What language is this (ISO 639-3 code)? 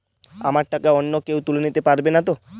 ben